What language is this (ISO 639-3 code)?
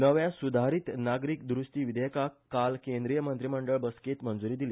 kok